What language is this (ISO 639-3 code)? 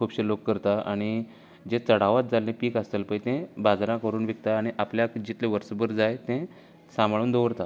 kok